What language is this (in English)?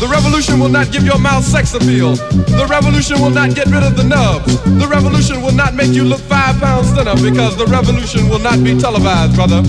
Greek